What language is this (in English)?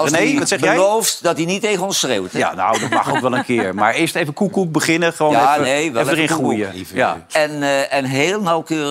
Dutch